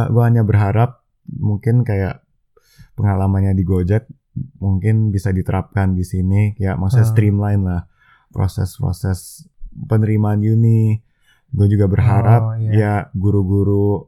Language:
Indonesian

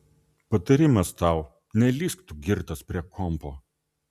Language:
Lithuanian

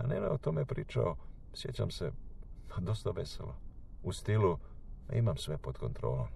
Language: Croatian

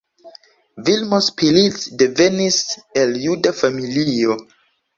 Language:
Esperanto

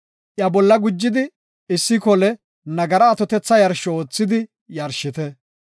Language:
Gofa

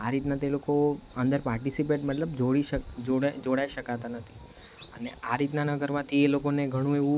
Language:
Gujarati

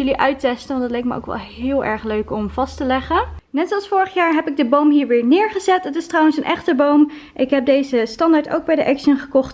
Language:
Dutch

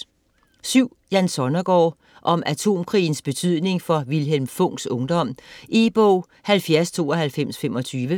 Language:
Danish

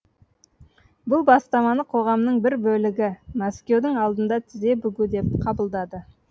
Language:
Kazakh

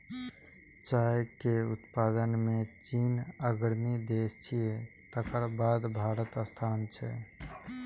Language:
Maithili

